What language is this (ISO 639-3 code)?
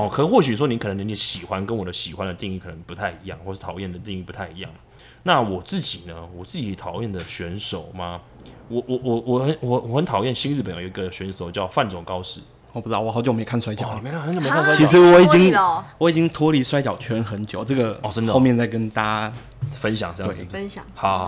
zho